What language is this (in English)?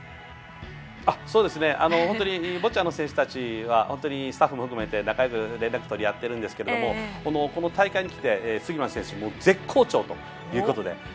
Japanese